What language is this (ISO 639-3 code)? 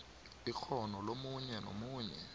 nbl